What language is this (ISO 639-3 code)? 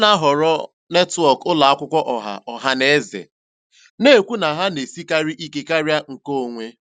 ibo